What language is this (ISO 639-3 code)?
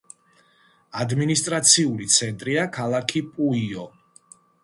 kat